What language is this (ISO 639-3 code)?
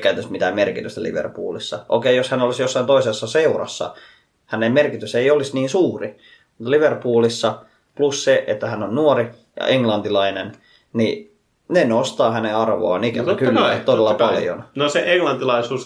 fin